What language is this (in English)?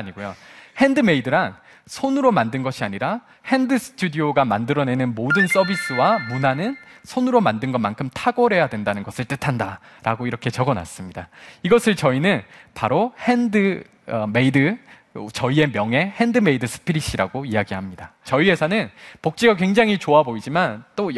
Korean